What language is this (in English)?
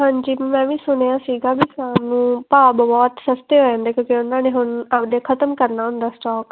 Punjabi